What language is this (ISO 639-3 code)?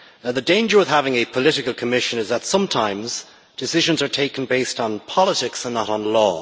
eng